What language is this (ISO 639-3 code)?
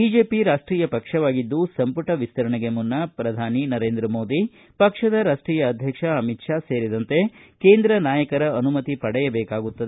kan